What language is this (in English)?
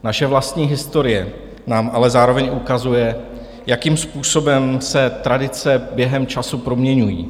Czech